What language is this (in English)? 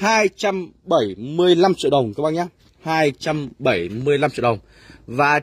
Vietnamese